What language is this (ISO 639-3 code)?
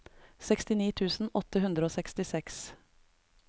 nor